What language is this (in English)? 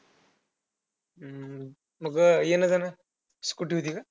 Marathi